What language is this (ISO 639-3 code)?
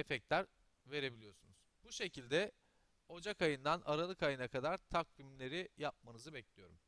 tur